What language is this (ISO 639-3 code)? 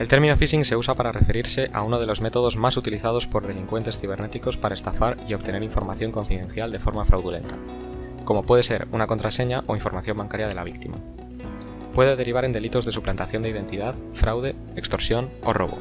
spa